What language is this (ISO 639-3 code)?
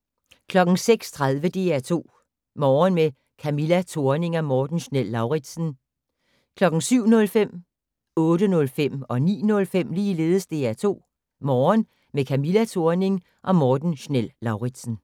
dan